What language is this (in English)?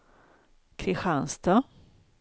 Swedish